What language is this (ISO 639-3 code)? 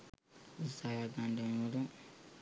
sin